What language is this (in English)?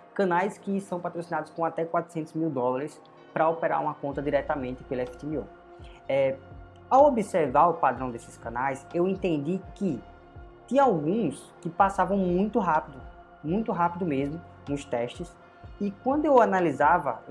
Portuguese